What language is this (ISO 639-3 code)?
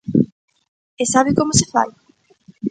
glg